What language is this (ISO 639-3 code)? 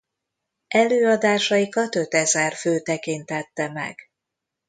hun